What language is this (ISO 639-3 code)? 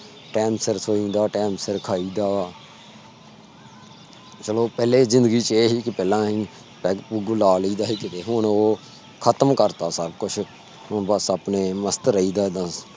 pan